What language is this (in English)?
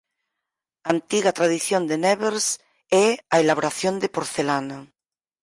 Galician